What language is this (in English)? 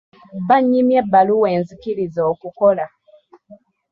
Ganda